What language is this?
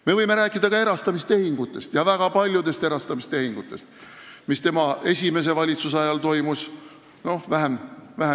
Estonian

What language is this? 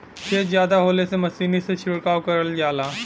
Bhojpuri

